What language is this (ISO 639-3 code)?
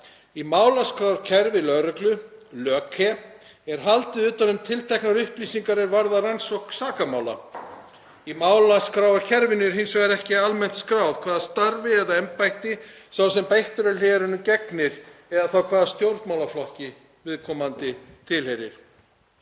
isl